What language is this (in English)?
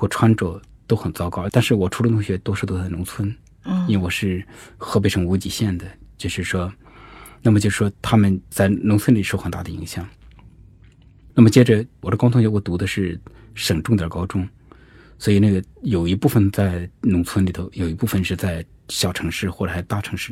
Chinese